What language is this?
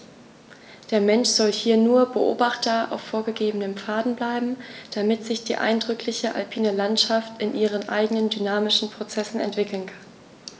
German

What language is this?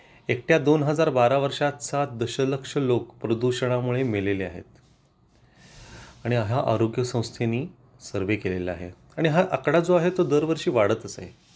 Marathi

